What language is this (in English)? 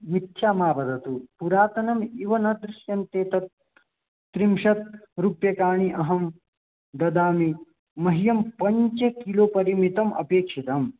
Sanskrit